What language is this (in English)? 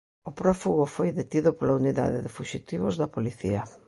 Galician